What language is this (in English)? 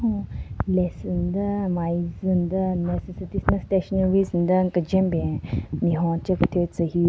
Southern Rengma Naga